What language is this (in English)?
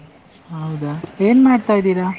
Kannada